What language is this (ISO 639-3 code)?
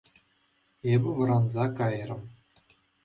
chv